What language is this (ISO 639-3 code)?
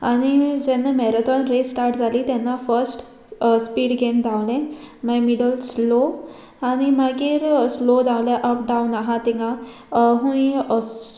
kok